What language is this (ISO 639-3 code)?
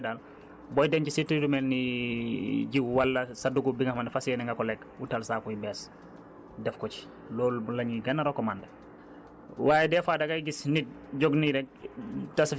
wol